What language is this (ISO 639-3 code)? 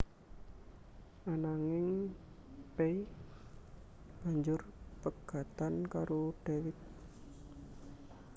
jav